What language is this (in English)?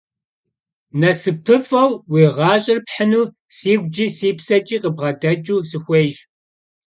Kabardian